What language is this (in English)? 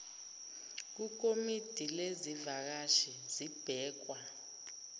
Zulu